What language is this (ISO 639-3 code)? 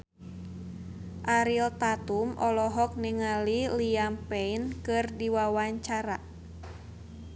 sun